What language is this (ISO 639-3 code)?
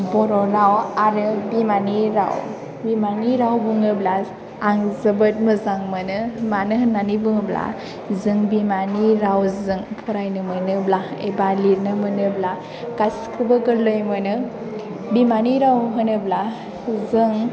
brx